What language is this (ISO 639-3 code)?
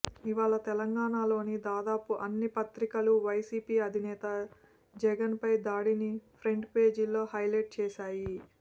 tel